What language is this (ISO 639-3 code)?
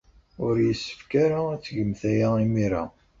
kab